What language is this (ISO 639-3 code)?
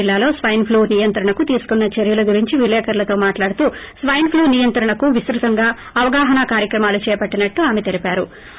tel